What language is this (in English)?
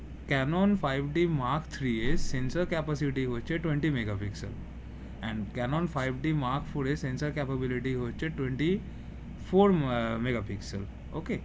Bangla